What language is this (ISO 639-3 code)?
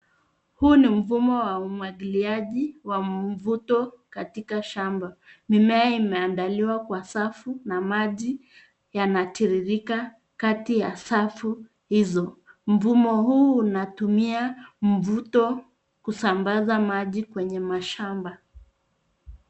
swa